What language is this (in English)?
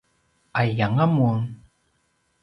Paiwan